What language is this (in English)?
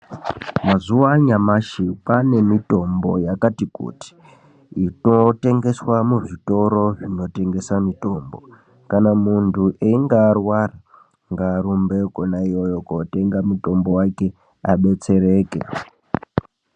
Ndau